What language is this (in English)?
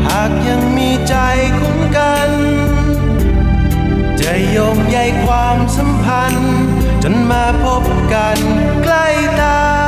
Thai